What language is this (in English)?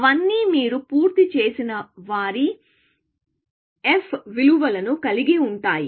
Telugu